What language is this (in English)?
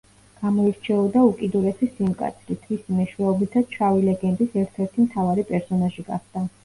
Georgian